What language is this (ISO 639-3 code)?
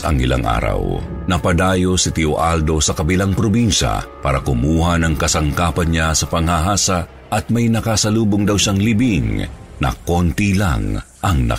fil